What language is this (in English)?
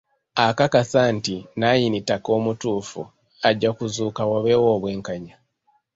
Ganda